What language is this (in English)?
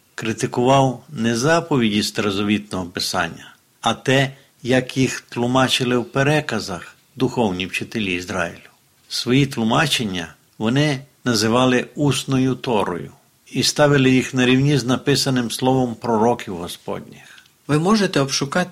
Ukrainian